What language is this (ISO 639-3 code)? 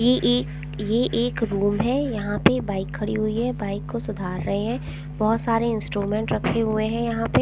hin